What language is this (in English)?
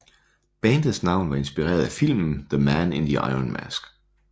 Danish